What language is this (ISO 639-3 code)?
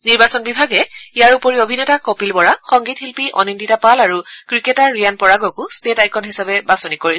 asm